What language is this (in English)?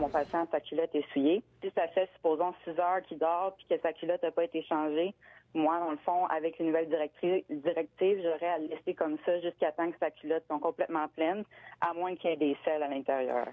French